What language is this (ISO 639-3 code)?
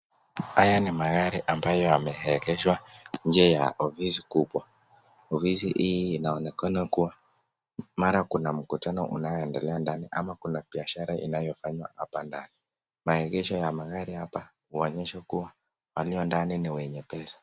swa